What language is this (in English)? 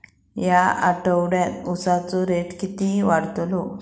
Marathi